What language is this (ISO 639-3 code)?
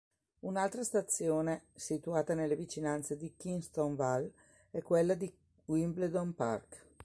ita